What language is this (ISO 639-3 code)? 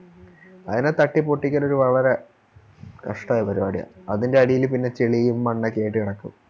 mal